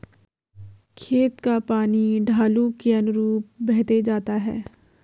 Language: Hindi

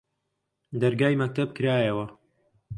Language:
Central Kurdish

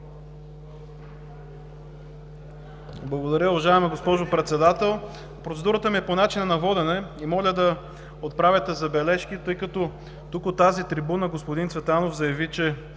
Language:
Bulgarian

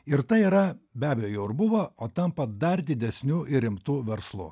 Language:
Lithuanian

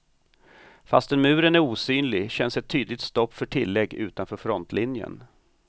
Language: Swedish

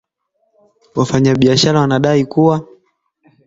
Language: Swahili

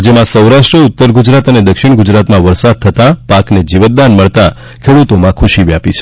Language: Gujarati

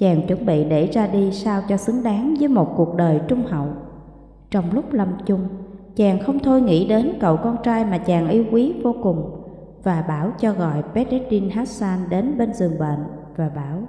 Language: Vietnamese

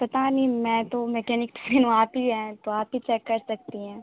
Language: Urdu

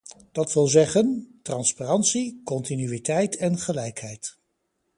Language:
Dutch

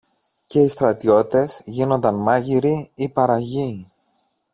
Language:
Greek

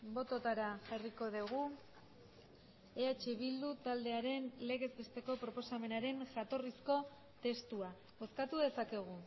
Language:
Basque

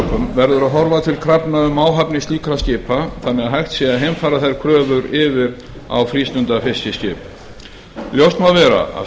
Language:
Icelandic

